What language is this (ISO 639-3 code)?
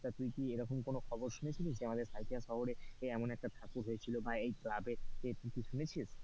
ben